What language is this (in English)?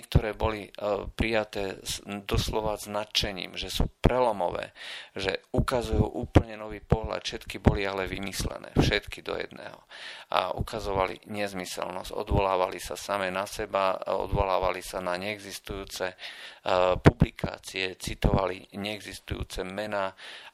Slovak